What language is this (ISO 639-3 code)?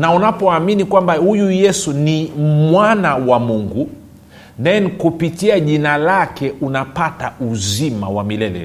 swa